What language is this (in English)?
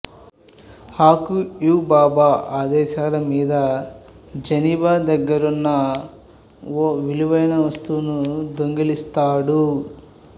Telugu